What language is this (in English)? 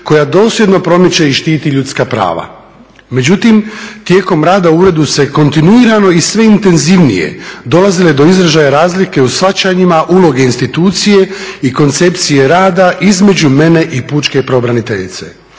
Croatian